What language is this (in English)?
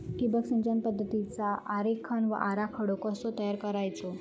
Marathi